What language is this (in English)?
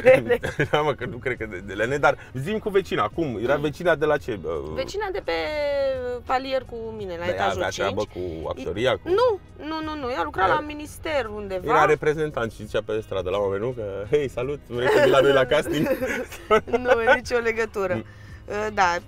Romanian